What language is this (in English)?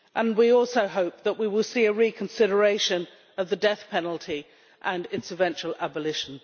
English